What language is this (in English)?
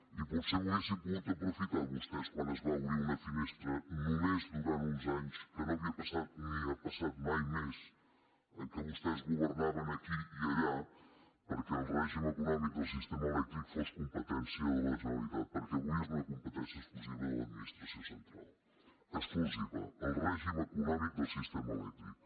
Catalan